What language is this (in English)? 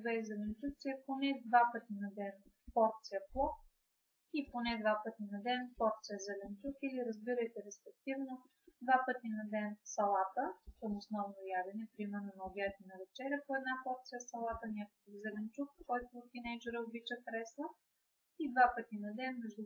Bulgarian